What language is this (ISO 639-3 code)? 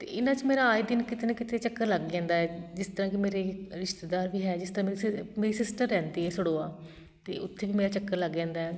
pan